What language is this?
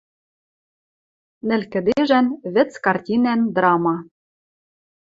Western Mari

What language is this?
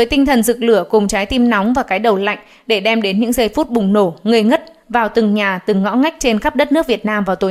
Vietnamese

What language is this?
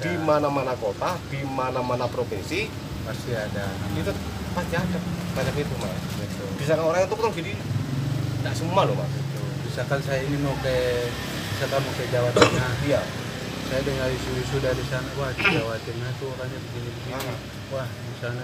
Indonesian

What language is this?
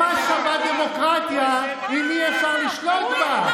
Hebrew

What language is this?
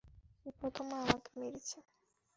Bangla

